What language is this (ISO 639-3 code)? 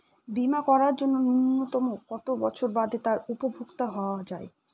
ben